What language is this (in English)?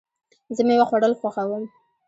Pashto